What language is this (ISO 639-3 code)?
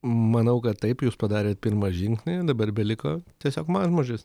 lit